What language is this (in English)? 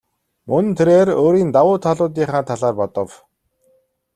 Mongolian